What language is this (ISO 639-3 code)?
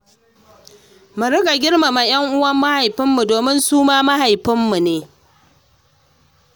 hau